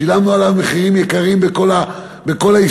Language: Hebrew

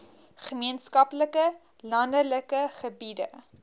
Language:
Afrikaans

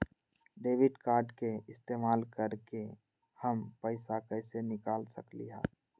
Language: Magahi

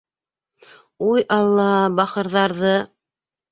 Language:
Bashkir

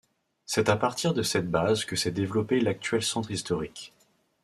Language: French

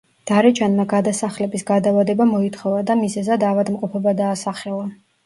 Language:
Georgian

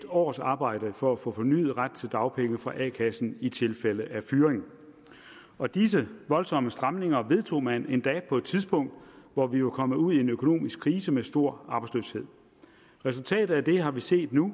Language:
Danish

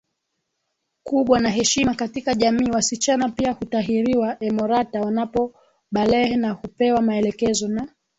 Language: Swahili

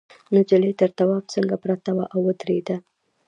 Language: Pashto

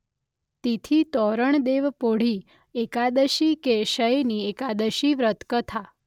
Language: Gujarati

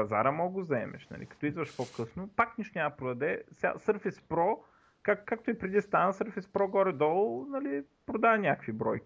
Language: Bulgarian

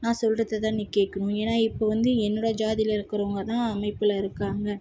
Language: Tamil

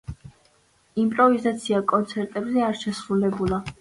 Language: Georgian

